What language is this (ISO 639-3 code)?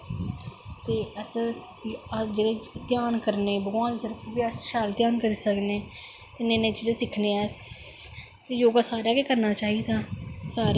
doi